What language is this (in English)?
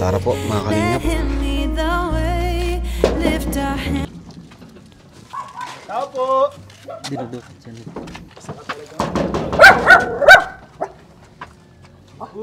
Filipino